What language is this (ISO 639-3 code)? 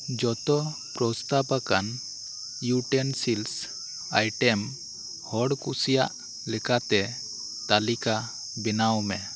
sat